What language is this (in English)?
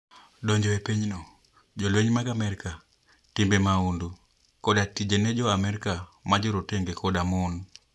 Luo (Kenya and Tanzania)